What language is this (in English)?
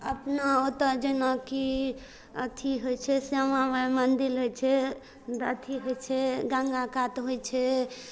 Maithili